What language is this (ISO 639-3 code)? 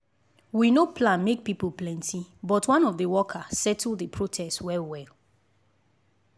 pcm